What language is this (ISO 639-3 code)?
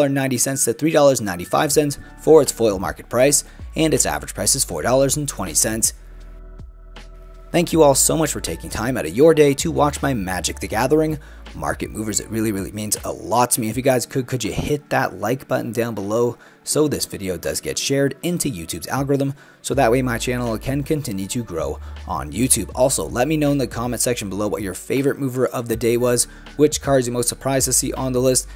eng